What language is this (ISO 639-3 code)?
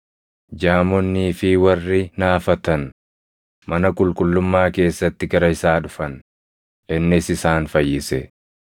orm